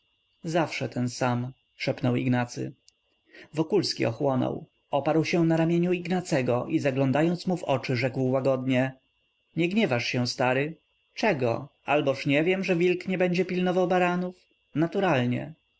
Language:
Polish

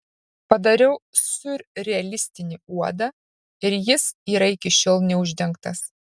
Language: Lithuanian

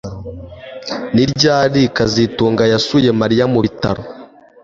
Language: Kinyarwanda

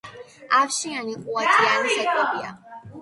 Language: Georgian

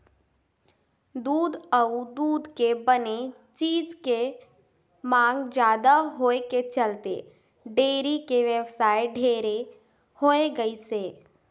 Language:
Chhattisgarhi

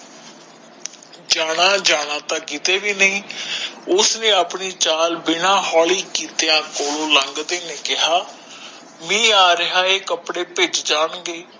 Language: Punjabi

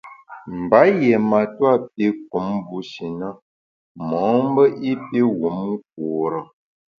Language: Bamun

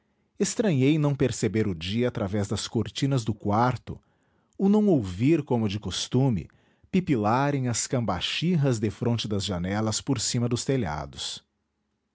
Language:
Portuguese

